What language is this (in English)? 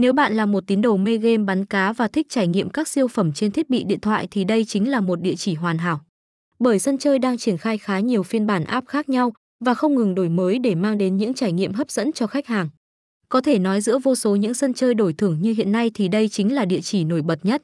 Vietnamese